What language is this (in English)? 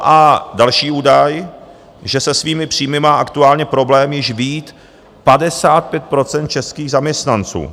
Czech